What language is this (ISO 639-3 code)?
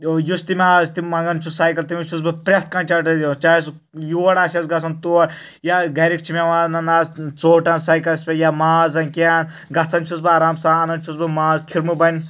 kas